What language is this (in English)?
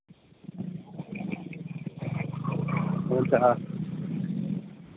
Nepali